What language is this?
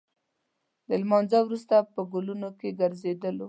Pashto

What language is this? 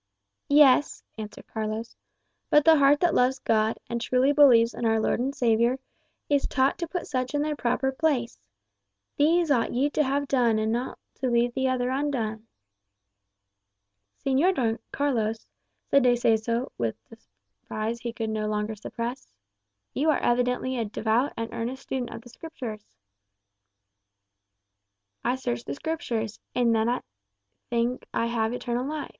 English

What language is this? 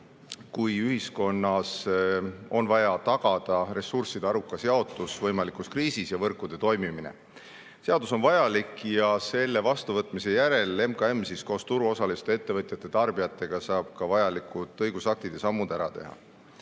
Estonian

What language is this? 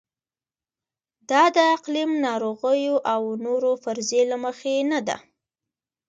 Pashto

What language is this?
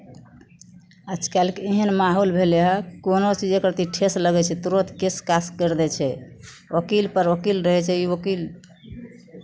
Maithili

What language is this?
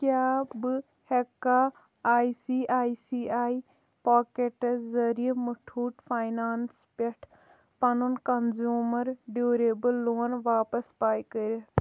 Kashmiri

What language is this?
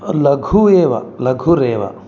Sanskrit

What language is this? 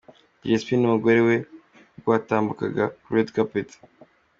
Kinyarwanda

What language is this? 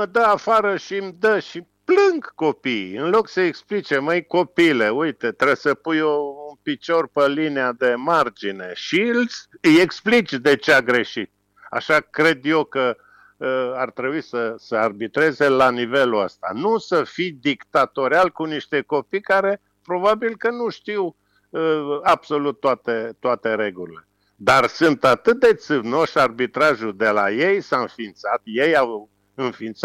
Romanian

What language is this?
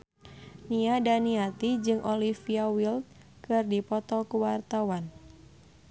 Sundanese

